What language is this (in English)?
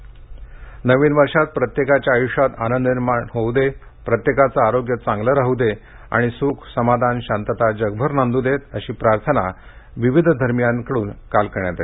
Marathi